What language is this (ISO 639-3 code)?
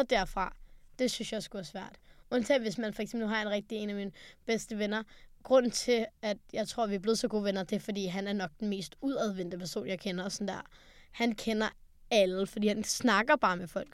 dan